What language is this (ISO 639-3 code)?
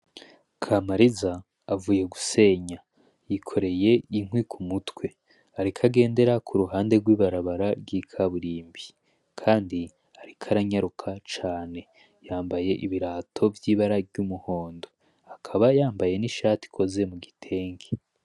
run